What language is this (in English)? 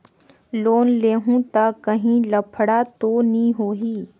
Chhattisgarhi